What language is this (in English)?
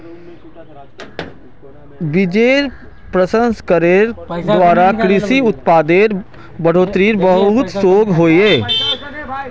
Magahi